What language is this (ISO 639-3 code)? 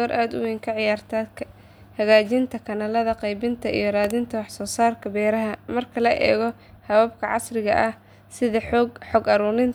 som